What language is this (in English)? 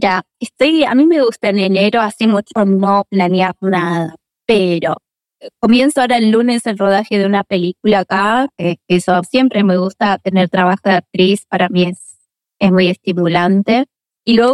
Spanish